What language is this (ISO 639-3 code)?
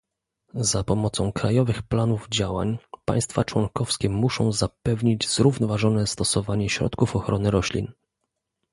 pol